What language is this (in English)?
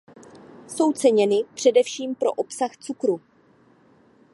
Czech